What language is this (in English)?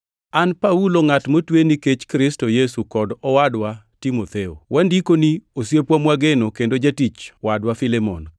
Luo (Kenya and Tanzania)